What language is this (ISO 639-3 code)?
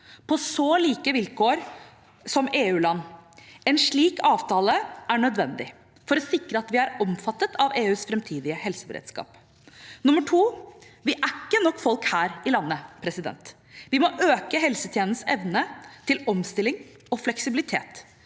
nor